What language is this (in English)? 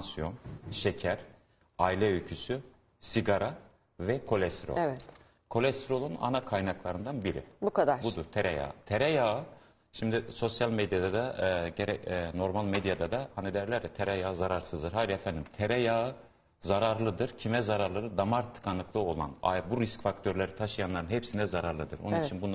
Turkish